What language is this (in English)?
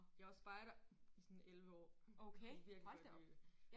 Danish